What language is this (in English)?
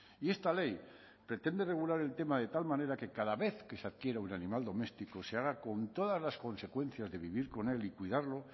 Spanish